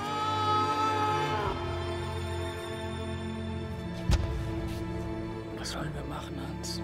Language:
German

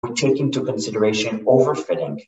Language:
Hebrew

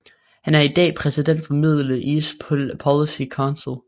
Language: Danish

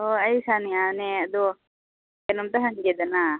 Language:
Manipuri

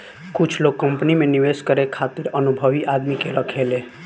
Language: Bhojpuri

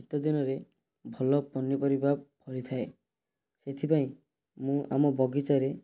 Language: Odia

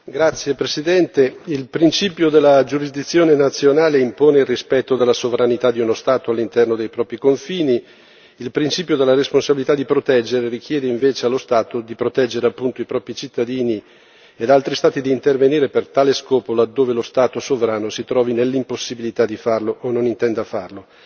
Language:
Italian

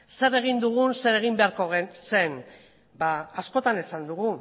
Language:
Basque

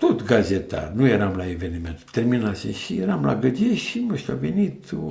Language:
Romanian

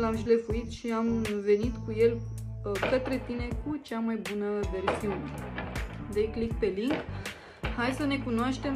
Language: Romanian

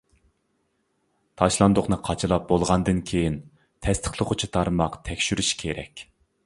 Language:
Uyghur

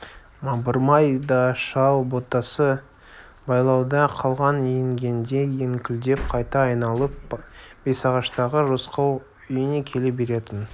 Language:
Kazakh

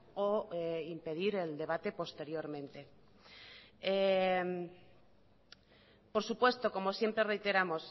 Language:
Spanish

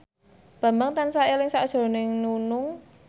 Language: Javanese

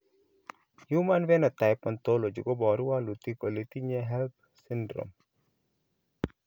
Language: Kalenjin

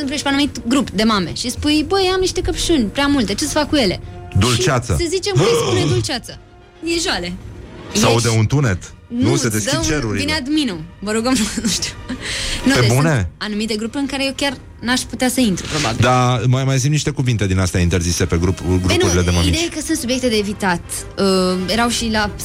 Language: Romanian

